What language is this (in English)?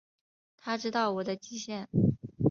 Chinese